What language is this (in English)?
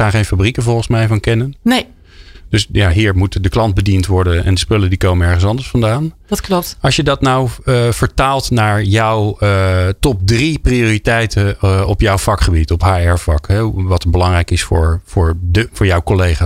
Dutch